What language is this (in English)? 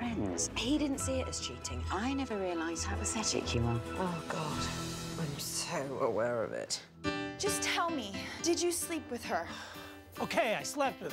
English